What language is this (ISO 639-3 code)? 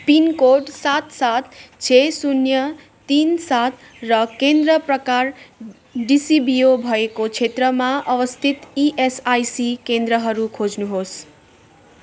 nep